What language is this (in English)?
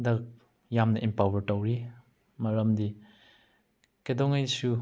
Manipuri